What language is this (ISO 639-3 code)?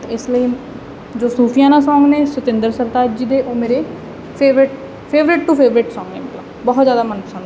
pan